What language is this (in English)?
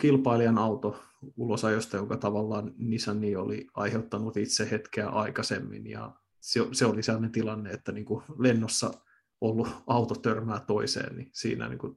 Finnish